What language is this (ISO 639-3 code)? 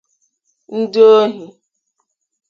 ibo